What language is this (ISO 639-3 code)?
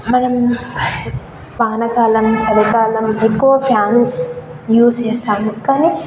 tel